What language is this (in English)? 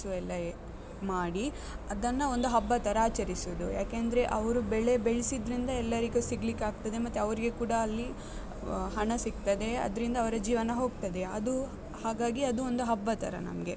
Kannada